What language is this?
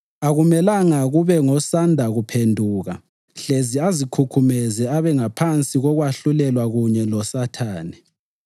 North Ndebele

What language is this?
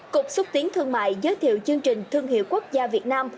Vietnamese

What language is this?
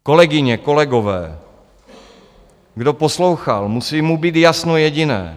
Czech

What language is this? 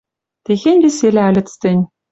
Western Mari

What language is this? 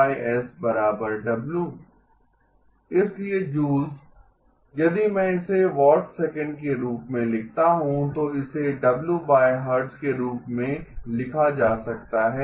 Hindi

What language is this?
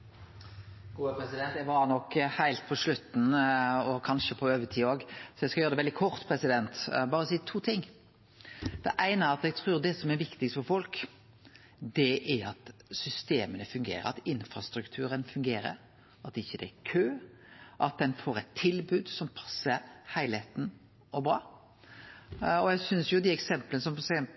Norwegian Nynorsk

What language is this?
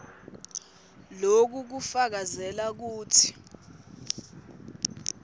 Swati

